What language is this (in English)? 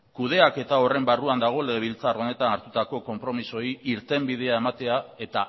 Basque